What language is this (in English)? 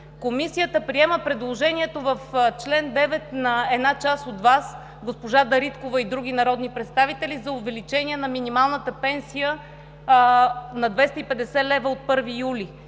Bulgarian